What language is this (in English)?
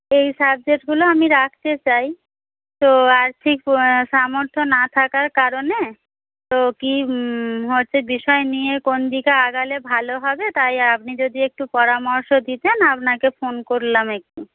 Bangla